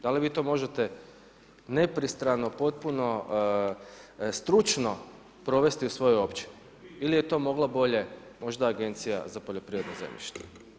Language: Croatian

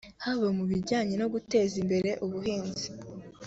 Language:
Kinyarwanda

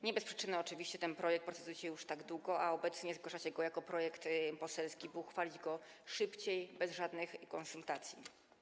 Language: Polish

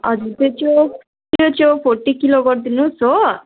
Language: Nepali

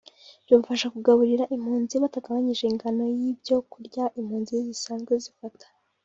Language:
Kinyarwanda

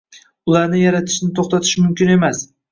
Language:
Uzbek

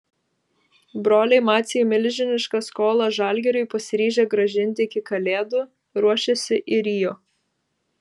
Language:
Lithuanian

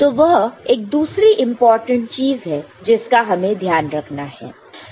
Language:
Hindi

